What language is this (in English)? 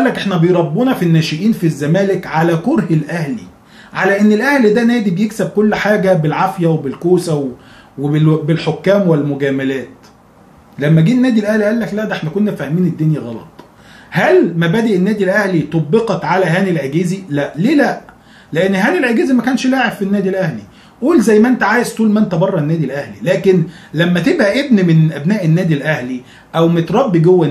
Arabic